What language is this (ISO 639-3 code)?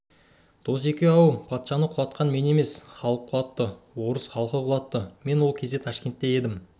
kaz